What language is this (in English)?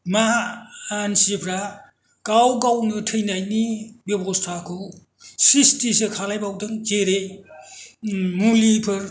Bodo